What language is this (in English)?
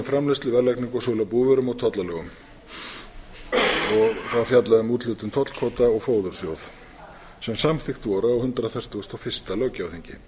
Icelandic